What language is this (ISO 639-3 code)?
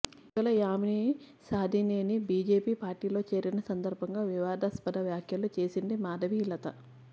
tel